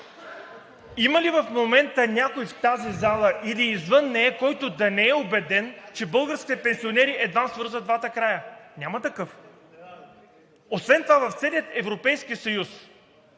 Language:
Bulgarian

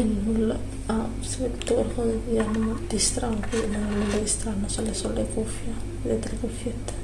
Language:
Italian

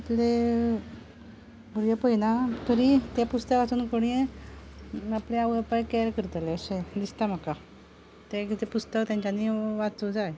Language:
Konkani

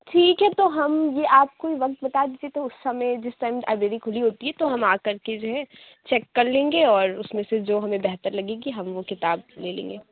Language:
Urdu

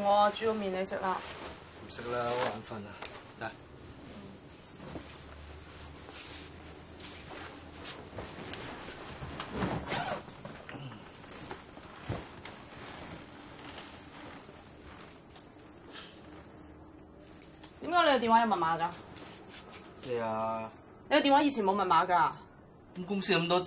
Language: Chinese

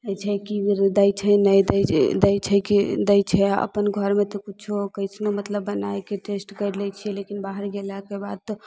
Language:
Maithili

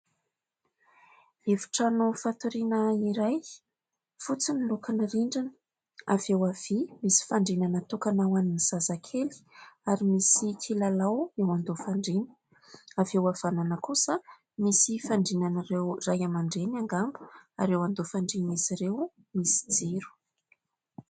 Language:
Malagasy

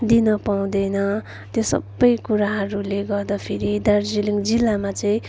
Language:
Nepali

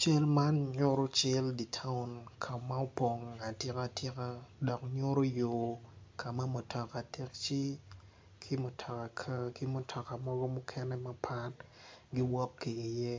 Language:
Acoli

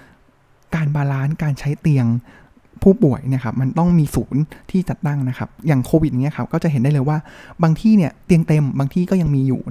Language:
Thai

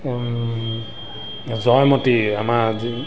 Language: Assamese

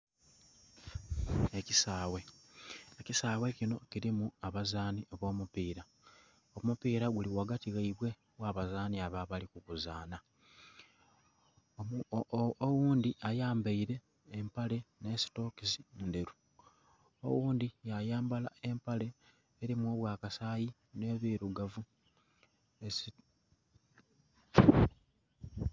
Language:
Soga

